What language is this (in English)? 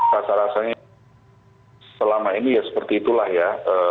Indonesian